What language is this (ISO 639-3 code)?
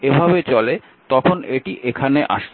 ben